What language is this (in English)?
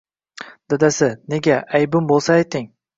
Uzbek